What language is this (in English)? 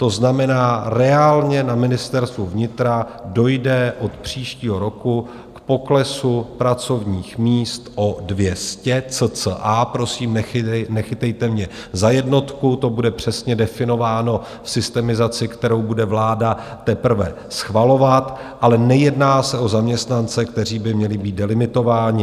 Czech